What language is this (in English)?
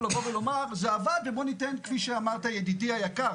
Hebrew